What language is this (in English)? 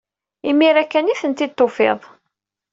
Kabyle